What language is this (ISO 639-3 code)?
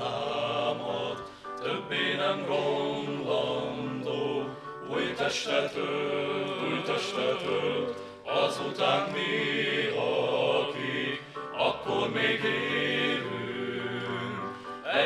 hun